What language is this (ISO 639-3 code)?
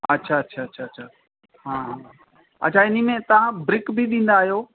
snd